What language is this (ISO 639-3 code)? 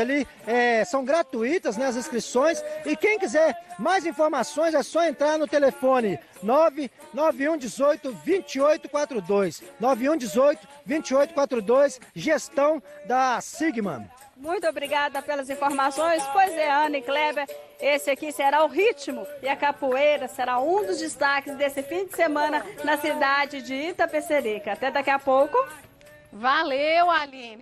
por